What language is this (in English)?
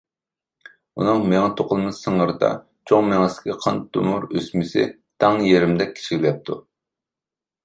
Uyghur